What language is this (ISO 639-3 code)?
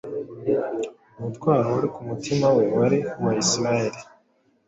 kin